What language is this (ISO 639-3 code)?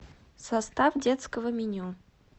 rus